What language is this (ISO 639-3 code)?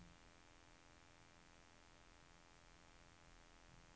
nor